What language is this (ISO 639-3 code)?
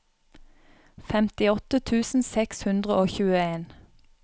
nor